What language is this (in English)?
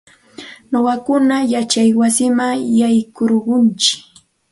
Santa Ana de Tusi Pasco Quechua